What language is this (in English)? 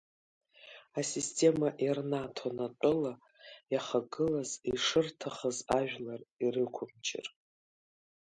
Abkhazian